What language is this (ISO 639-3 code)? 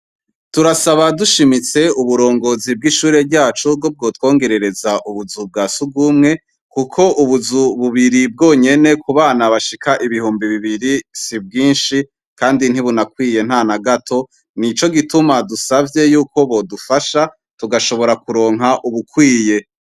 run